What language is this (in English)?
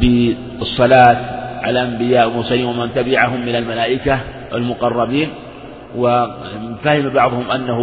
Arabic